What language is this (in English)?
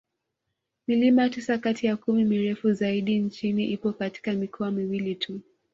Swahili